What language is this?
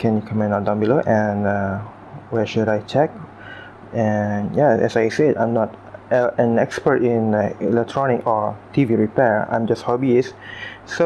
English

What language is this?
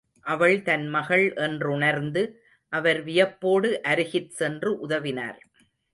Tamil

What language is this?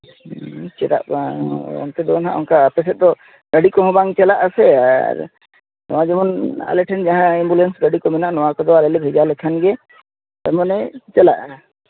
Santali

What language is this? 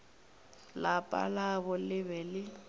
Northern Sotho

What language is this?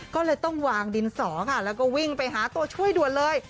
Thai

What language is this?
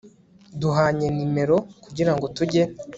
Kinyarwanda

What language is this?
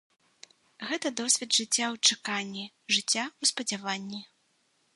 Belarusian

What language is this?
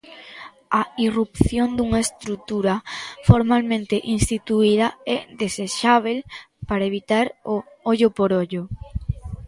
Galician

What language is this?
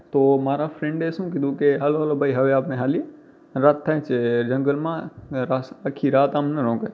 Gujarati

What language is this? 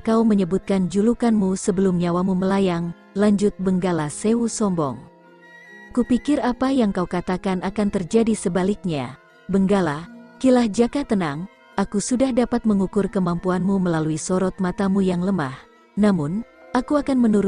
Indonesian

